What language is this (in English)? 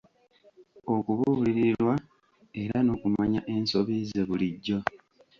Ganda